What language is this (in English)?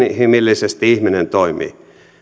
Finnish